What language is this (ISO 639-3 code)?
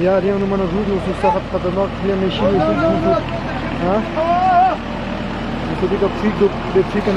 ron